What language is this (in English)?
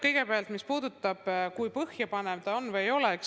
Estonian